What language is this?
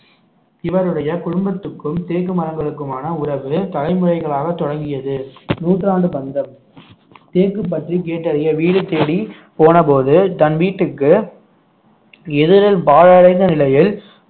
Tamil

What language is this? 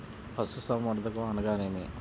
Telugu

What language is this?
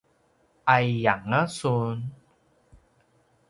Paiwan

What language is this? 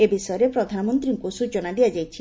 Odia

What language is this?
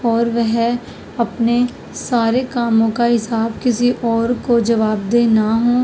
Urdu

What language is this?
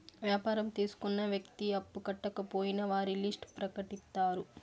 Telugu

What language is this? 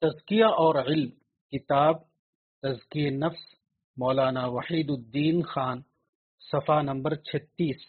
Urdu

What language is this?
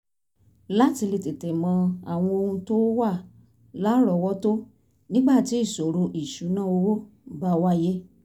Yoruba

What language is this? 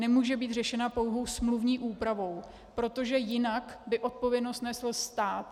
Czech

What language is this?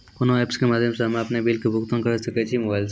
Maithili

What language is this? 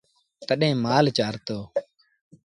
Sindhi Bhil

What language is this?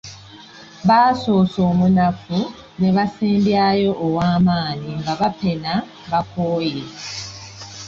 Ganda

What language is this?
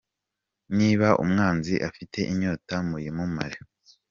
Kinyarwanda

